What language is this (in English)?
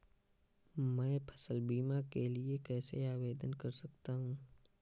Hindi